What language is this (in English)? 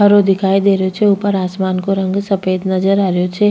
Rajasthani